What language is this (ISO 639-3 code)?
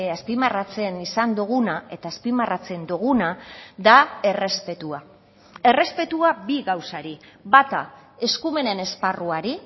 eus